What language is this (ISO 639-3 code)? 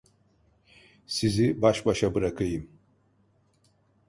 tur